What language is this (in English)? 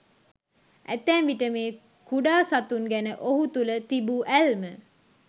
Sinhala